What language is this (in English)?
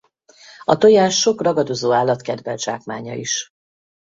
Hungarian